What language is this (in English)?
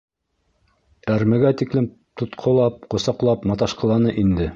Bashkir